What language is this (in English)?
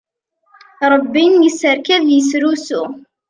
Kabyle